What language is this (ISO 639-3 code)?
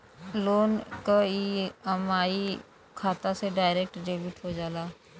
bho